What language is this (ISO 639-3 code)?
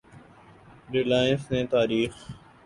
urd